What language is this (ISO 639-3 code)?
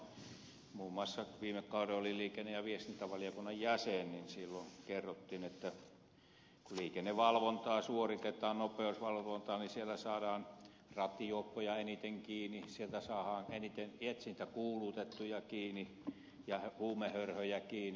fin